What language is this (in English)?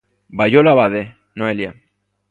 Galician